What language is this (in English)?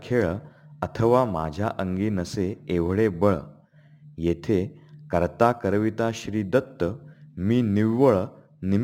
Marathi